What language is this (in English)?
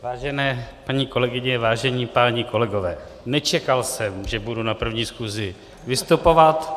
Czech